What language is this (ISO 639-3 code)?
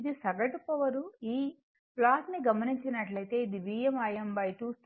tel